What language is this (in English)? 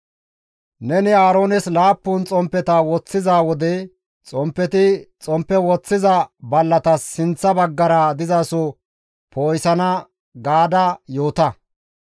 Gamo